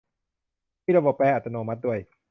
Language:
Thai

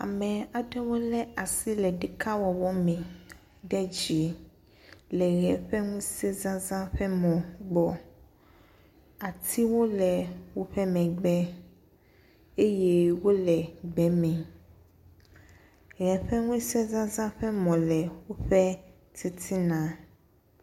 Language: Ewe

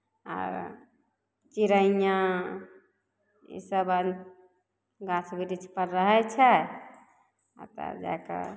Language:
Maithili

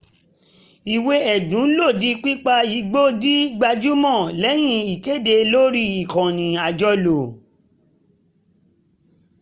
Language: Yoruba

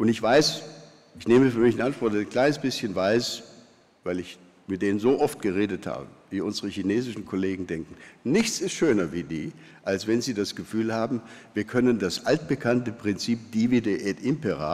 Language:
German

